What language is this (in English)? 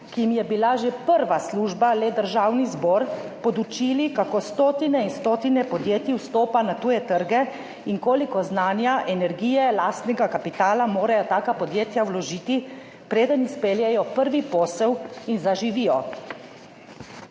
Slovenian